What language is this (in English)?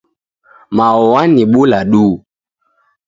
Taita